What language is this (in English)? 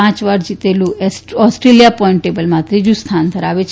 Gujarati